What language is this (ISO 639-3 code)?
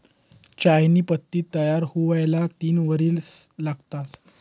mar